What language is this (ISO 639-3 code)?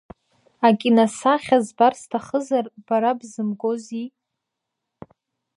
abk